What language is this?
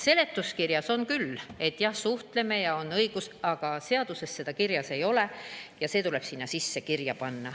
Estonian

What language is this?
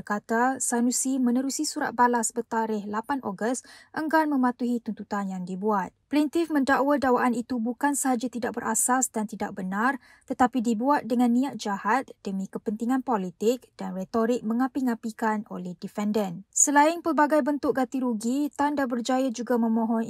Malay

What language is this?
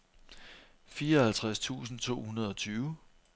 Danish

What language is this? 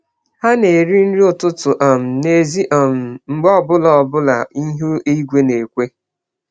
Igbo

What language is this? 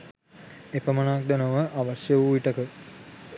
Sinhala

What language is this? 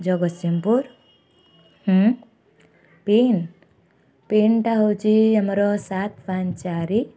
Odia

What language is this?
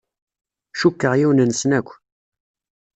Kabyle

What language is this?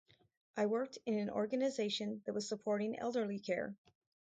English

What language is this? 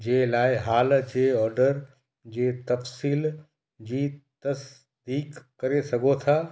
Sindhi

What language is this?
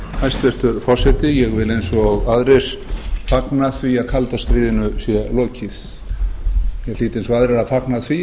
Icelandic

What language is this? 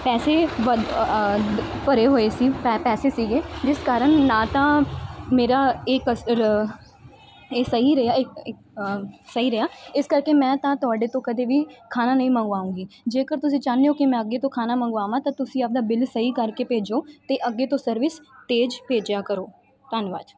Punjabi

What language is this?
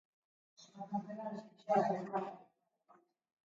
Basque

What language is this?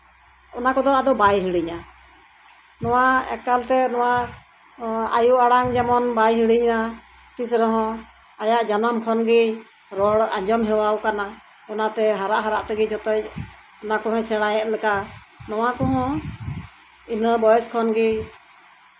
Santali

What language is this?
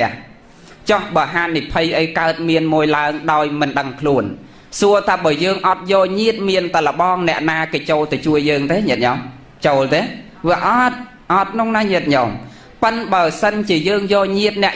Thai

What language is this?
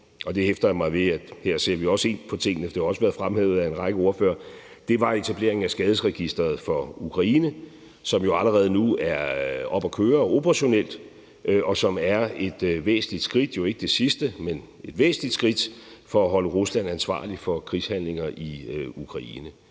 Danish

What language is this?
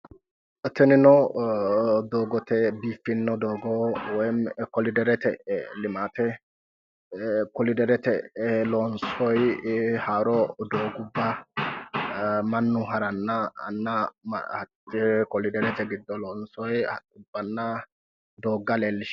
Sidamo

